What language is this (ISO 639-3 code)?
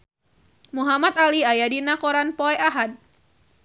sun